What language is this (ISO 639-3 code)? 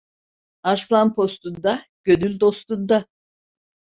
tur